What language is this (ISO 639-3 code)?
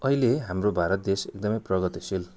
nep